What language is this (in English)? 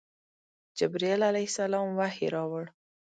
Pashto